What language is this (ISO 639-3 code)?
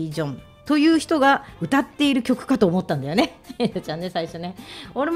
jpn